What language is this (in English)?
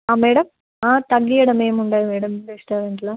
Telugu